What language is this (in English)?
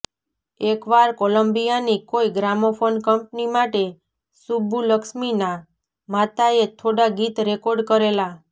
Gujarati